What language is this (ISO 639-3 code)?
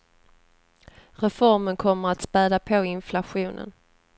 swe